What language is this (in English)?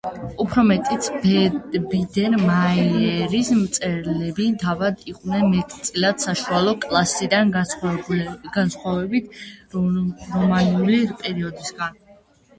Georgian